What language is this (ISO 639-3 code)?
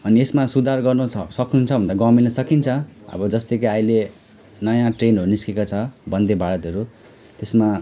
nep